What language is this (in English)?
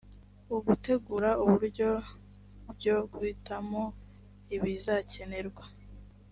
Kinyarwanda